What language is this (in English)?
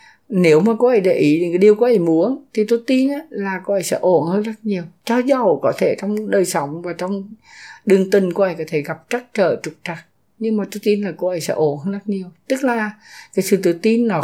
Vietnamese